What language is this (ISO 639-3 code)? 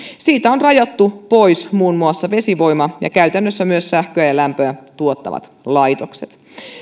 fin